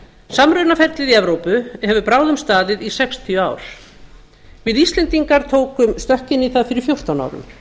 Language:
Icelandic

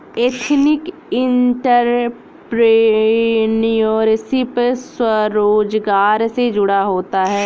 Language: Hindi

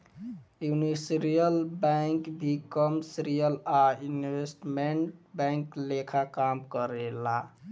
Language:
Bhojpuri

